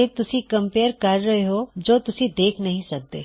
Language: Punjabi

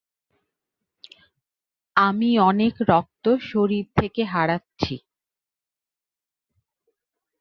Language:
Bangla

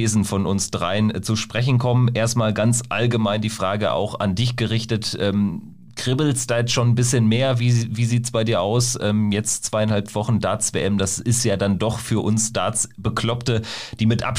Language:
German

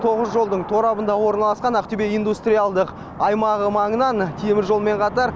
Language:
Kazakh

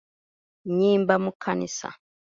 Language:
Ganda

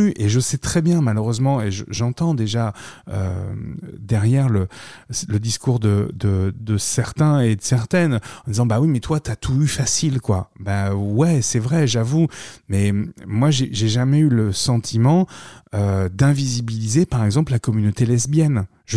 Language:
French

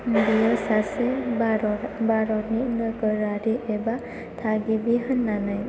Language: Bodo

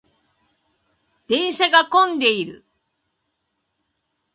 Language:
Japanese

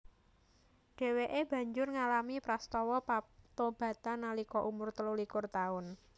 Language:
Javanese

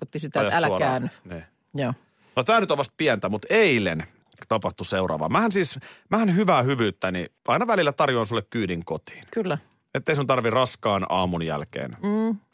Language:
Finnish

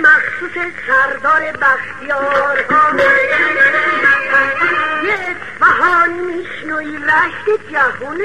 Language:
Persian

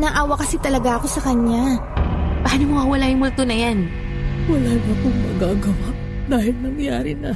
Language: Filipino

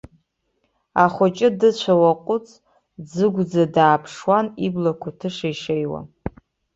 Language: Abkhazian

